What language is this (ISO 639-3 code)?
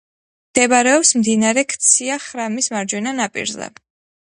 kat